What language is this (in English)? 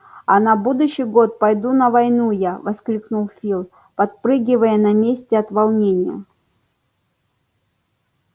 Russian